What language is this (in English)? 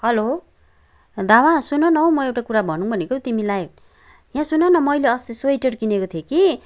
Nepali